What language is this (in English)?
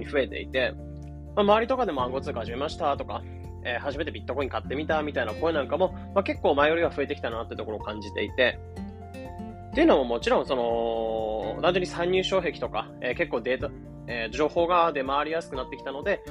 Japanese